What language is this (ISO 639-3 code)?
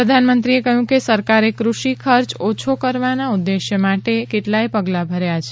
guj